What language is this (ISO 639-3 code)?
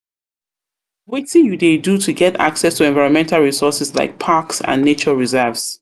pcm